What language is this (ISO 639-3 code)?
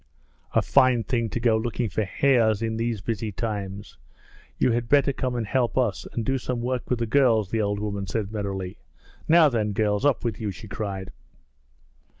eng